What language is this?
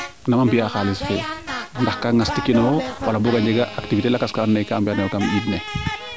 Serer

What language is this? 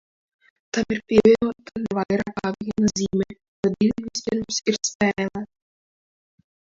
Latvian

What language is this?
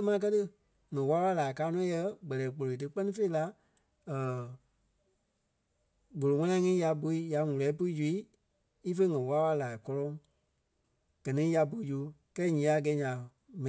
Kpelle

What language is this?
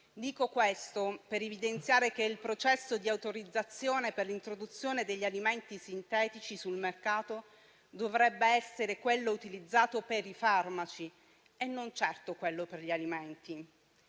Italian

